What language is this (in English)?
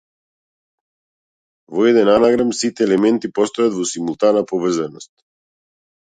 Macedonian